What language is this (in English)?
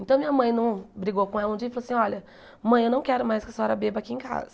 Portuguese